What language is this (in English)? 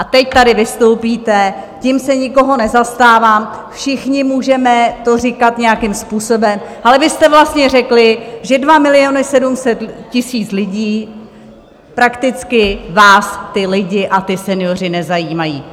Czech